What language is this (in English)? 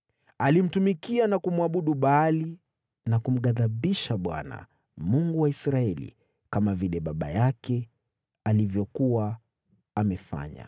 Swahili